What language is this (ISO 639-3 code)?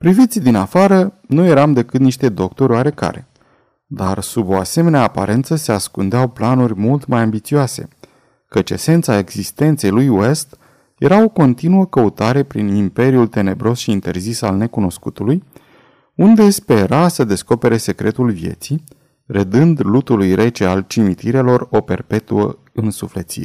ron